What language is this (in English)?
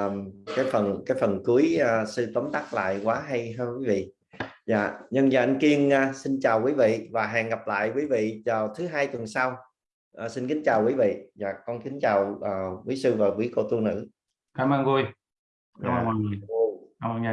Vietnamese